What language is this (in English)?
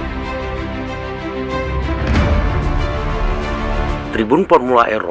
Indonesian